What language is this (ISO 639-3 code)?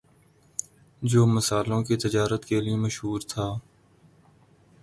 urd